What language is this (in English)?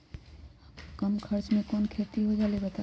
Magahi